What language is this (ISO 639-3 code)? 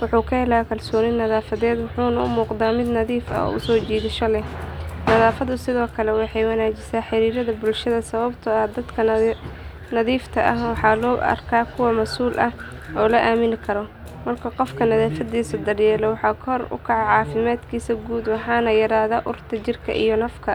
som